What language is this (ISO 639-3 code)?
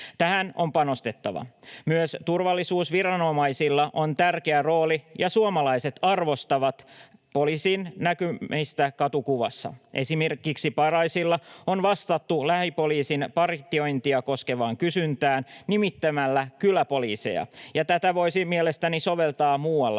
fin